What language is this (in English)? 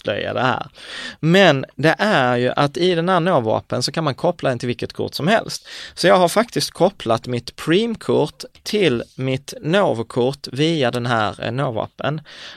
Swedish